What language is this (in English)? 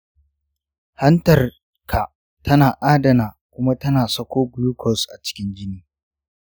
Hausa